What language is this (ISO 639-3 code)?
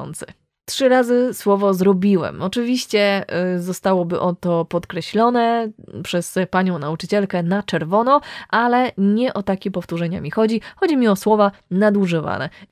pol